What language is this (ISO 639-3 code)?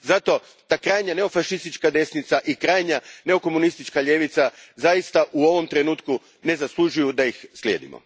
hrv